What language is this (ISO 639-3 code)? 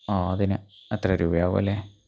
mal